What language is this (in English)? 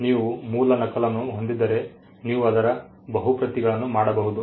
Kannada